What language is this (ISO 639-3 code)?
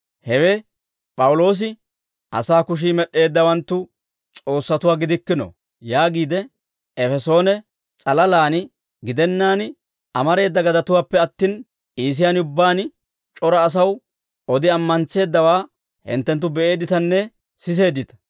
dwr